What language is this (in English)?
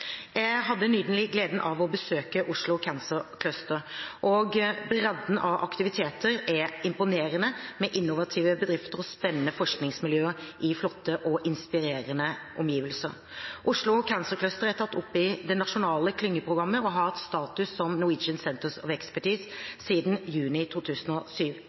Norwegian Bokmål